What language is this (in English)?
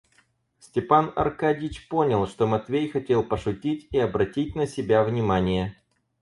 Russian